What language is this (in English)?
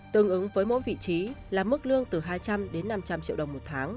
Vietnamese